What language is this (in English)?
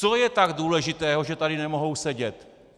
Czech